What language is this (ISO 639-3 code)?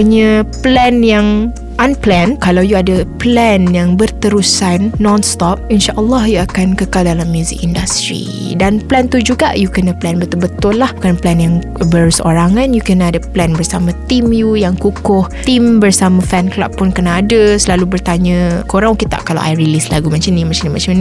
msa